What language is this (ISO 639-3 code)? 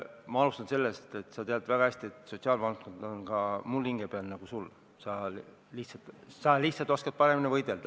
est